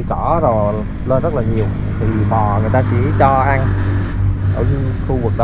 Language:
Vietnamese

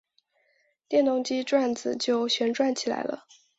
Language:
Chinese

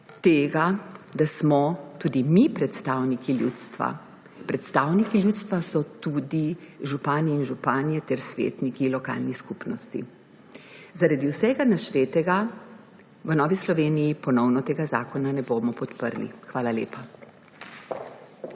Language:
Slovenian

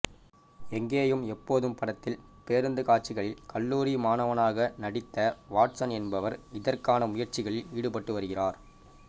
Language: Tamil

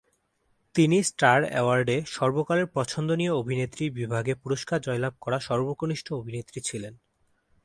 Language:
Bangla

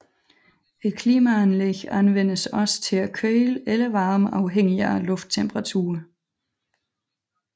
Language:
Danish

